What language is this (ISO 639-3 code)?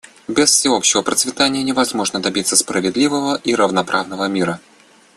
rus